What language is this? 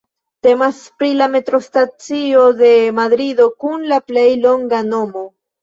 Esperanto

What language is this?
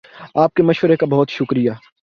Urdu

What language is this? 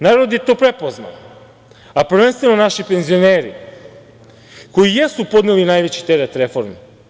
Serbian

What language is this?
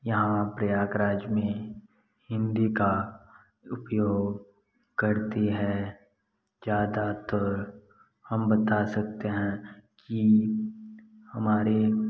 Hindi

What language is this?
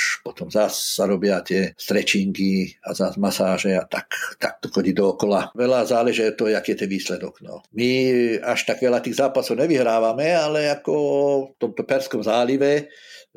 Slovak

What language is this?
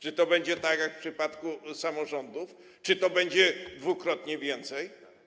Polish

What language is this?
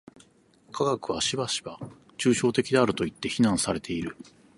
Japanese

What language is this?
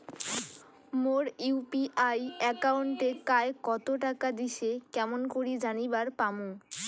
Bangla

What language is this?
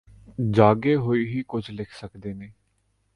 Punjabi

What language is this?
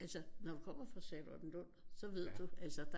Danish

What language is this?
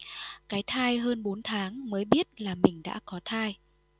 Vietnamese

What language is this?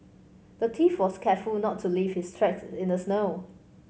English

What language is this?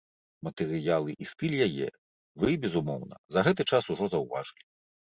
Belarusian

